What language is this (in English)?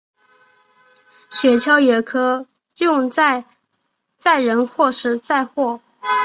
Chinese